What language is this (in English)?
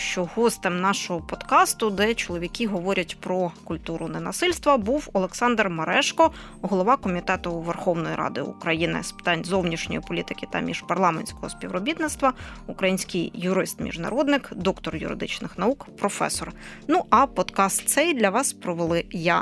Ukrainian